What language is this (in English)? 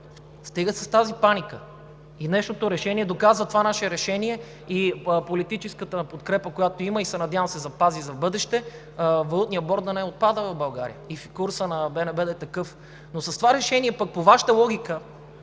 Bulgarian